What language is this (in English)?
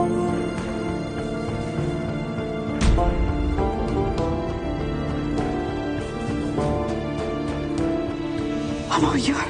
Turkish